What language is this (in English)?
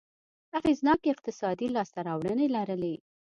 Pashto